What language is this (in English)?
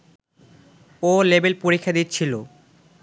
Bangla